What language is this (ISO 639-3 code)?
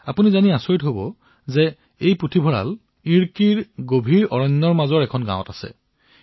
asm